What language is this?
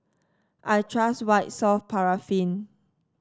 English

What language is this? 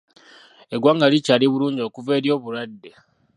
Ganda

